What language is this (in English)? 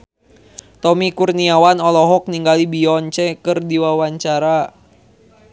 Sundanese